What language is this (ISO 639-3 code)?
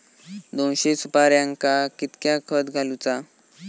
mar